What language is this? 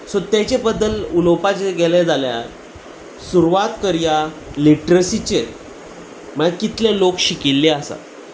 Konkani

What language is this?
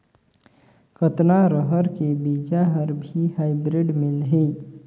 Chhattisgarhi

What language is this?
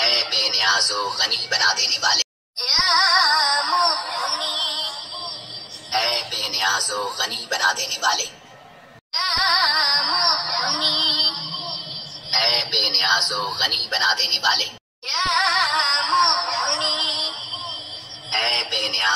Arabic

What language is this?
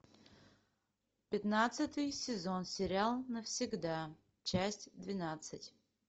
Russian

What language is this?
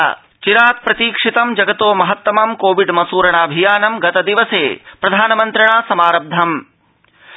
Sanskrit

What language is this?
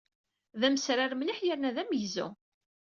Kabyle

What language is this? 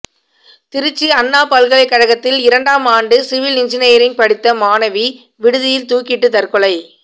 Tamil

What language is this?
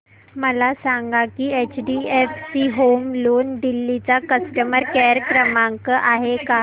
Marathi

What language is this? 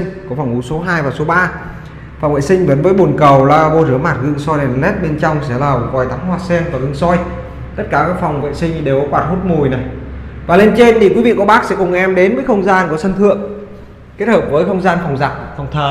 Vietnamese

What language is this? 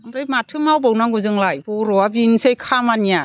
Bodo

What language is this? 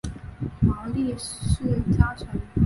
Chinese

